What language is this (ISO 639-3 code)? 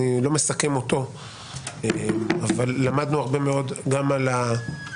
heb